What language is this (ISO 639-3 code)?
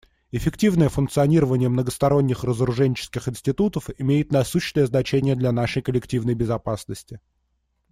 rus